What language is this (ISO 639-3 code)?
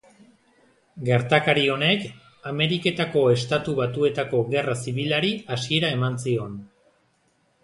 eus